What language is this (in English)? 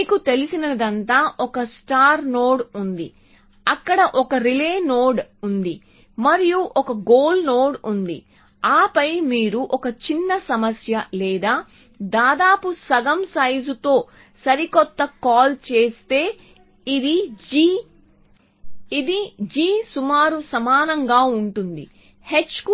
Telugu